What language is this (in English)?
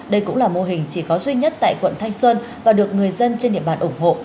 Vietnamese